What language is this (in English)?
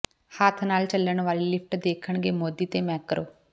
Punjabi